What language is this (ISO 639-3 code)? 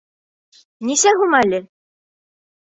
bak